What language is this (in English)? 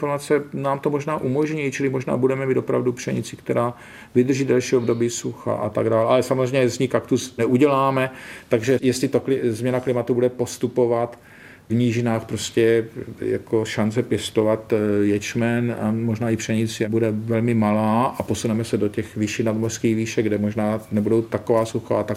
Czech